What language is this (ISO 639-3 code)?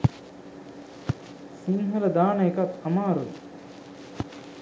sin